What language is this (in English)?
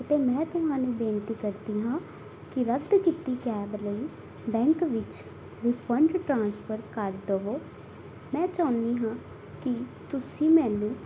Punjabi